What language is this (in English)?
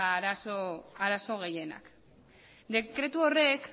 Basque